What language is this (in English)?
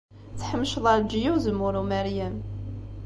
Kabyle